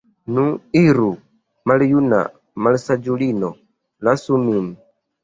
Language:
Esperanto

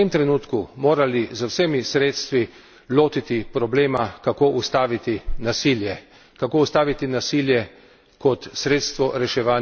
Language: Slovenian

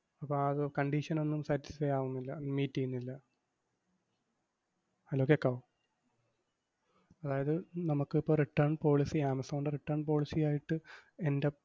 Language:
Malayalam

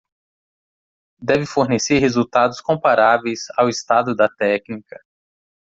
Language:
Portuguese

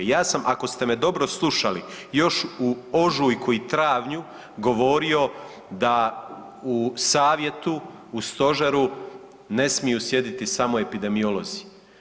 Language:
Croatian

